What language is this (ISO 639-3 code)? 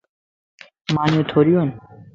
lss